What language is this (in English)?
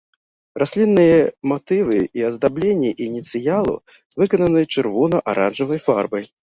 Belarusian